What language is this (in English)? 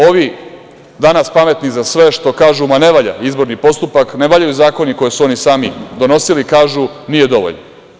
Serbian